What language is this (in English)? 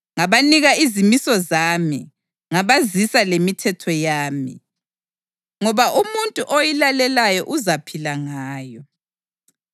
North Ndebele